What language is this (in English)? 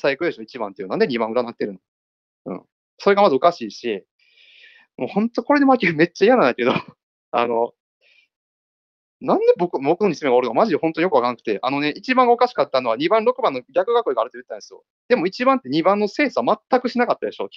Japanese